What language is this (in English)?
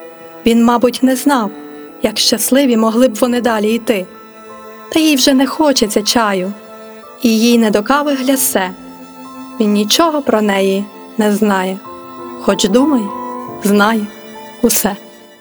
Ukrainian